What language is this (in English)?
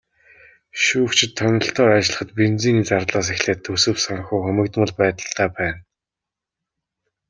Mongolian